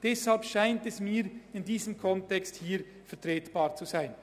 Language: Swiss German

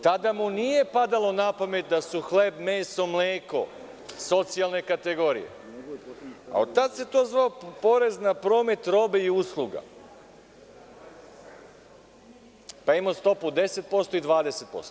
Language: Serbian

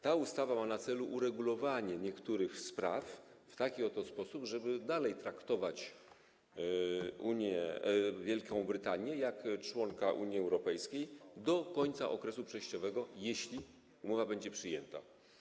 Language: Polish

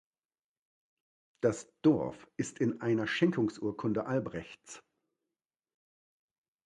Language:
German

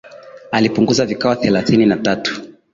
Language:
Swahili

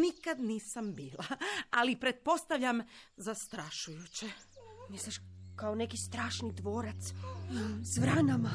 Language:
Croatian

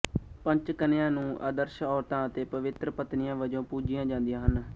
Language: Punjabi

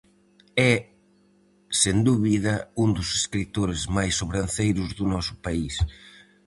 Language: Galician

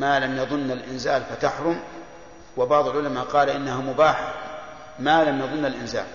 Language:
Arabic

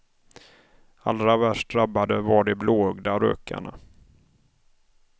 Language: Swedish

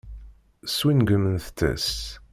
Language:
Kabyle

